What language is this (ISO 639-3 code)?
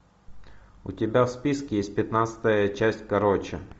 rus